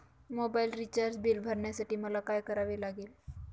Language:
Marathi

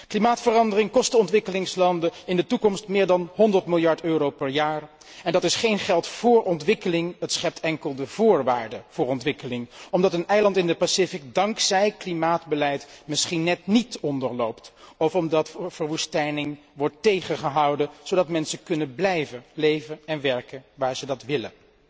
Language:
Dutch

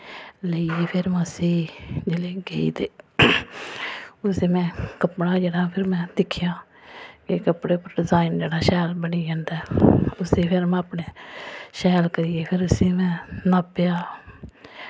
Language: Dogri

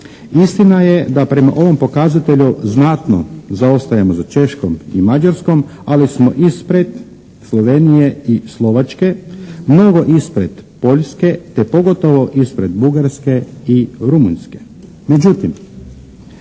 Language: Croatian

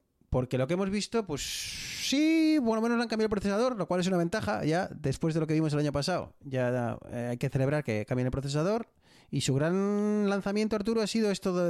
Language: Spanish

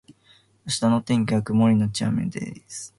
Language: Japanese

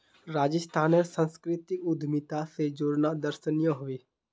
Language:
Magahi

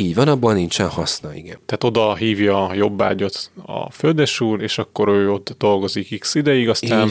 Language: Hungarian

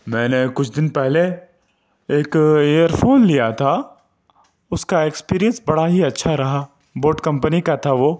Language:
Urdu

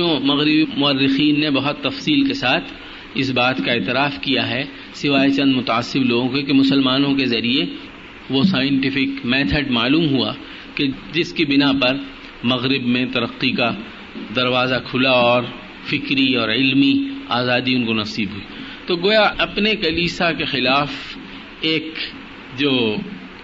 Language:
Urdu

